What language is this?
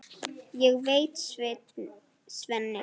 Icelandic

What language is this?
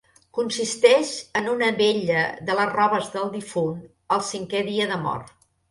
Catalan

